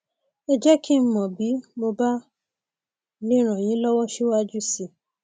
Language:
Yoruba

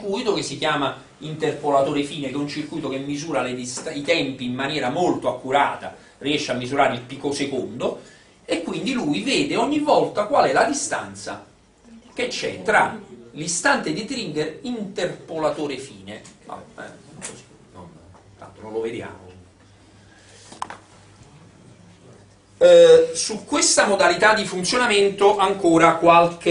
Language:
Italian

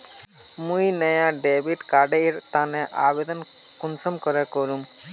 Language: Magahi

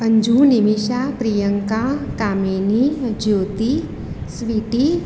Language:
Gujarati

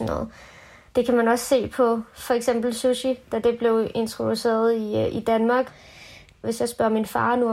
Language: Danish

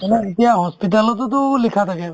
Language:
Assamese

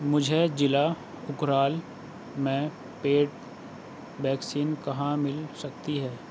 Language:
Urdu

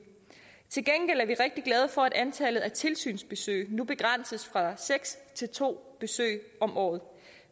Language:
Danish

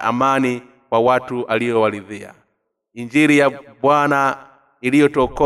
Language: Swahili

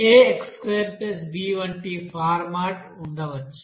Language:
Telugu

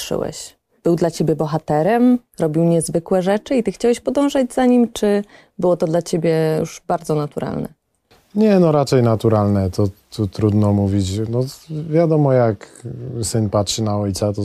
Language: Polish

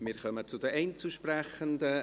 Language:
Swiss German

